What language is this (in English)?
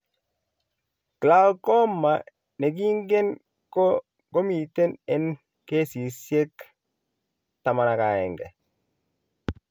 Kalenjin